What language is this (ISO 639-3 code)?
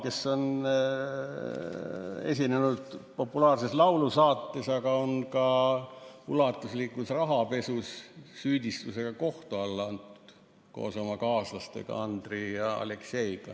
est